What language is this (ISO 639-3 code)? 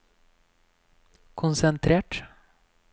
nor